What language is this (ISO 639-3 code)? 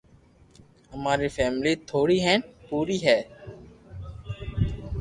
lrk